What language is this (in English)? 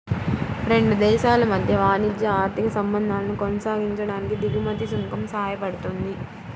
Telugu